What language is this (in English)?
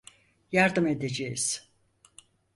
Turkish